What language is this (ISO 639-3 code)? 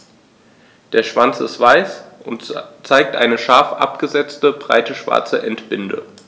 deu